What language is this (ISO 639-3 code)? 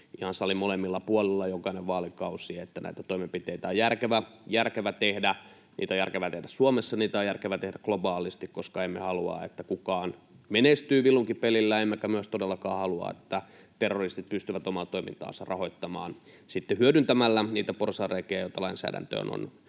fin